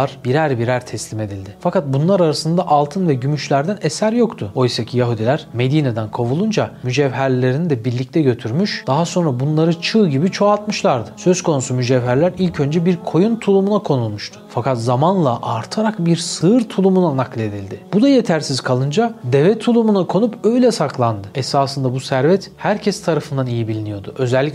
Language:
Turkish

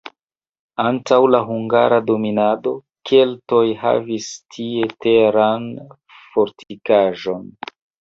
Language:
Esperanto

